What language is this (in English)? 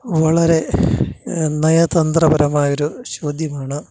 Malayalam